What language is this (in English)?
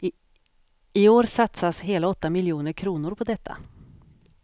Swedish